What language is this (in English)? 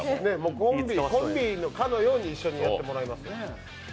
Japanese